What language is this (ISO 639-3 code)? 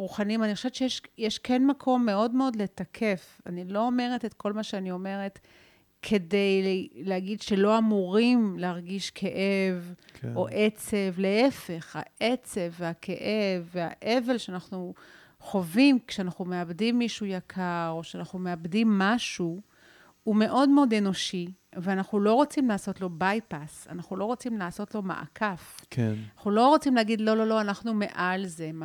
heb